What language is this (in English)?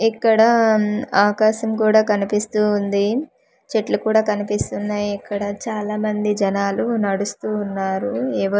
Telugu